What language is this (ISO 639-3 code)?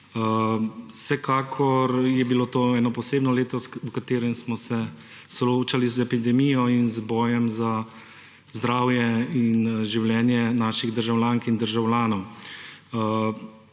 slv